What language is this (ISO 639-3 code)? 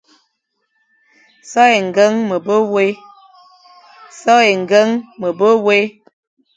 fan